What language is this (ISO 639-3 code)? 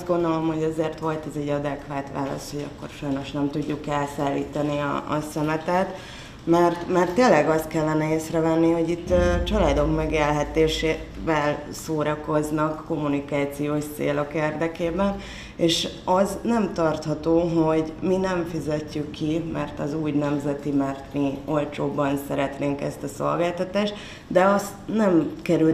hun